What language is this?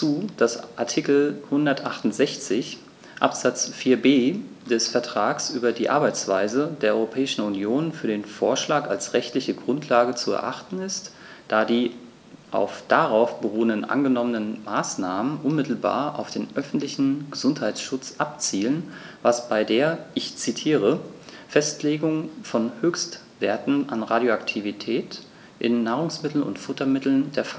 German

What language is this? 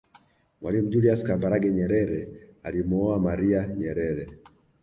Swahili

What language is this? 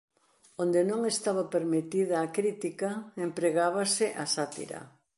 Galician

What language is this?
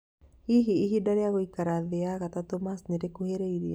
Kikuyu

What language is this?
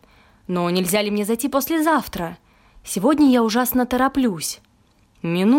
Russian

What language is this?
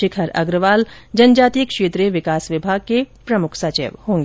Hindi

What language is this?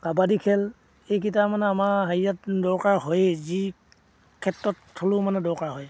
Assamese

